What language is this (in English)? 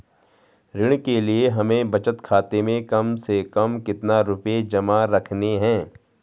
Hindi